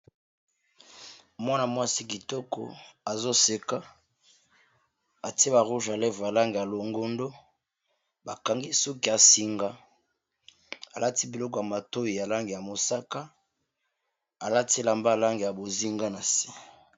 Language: Lingala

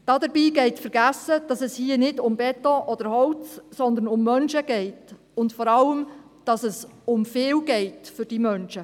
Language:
Swiss German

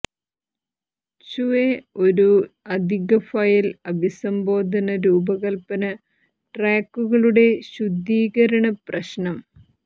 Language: Malayalam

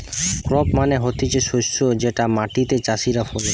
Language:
Bangla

